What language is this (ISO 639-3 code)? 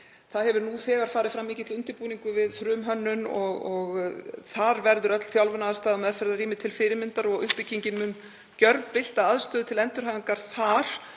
isl